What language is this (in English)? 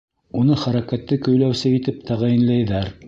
Bashkir